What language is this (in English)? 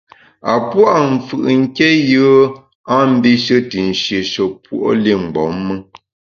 Bamun